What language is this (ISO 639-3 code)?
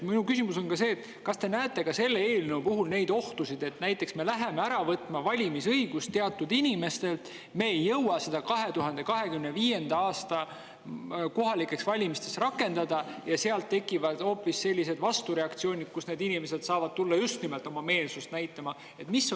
est